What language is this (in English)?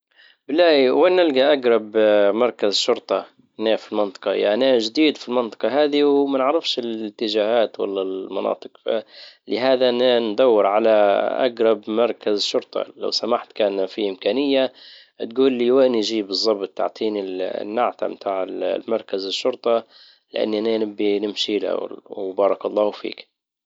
Libyan Arabic